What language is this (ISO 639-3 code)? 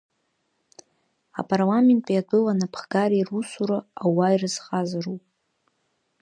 abk